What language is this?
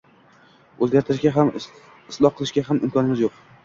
Uzbek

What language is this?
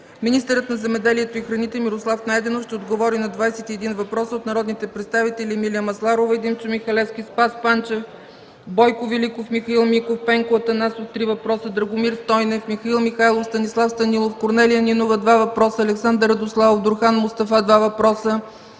Bulgarian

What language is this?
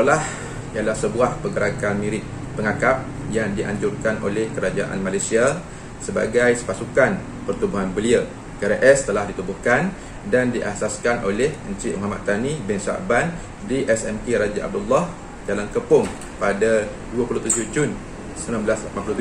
Malay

